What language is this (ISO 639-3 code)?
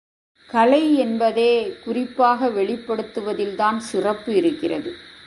tam